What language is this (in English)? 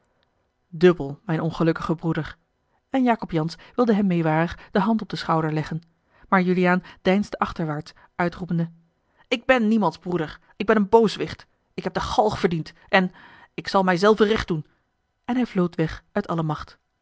Dutch